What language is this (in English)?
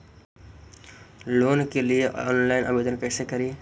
Magahi